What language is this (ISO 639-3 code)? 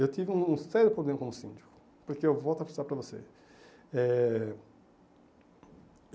por